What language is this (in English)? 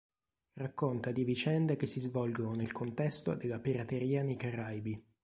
Italian